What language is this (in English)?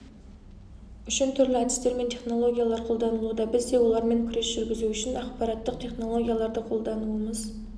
Kazakh